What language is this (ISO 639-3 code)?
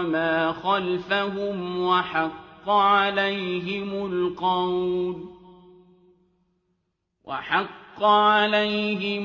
ara